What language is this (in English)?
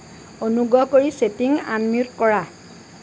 Assamese